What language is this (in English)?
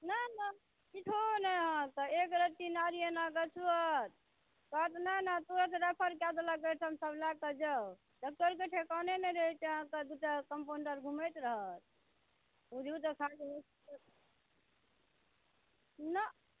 Maithili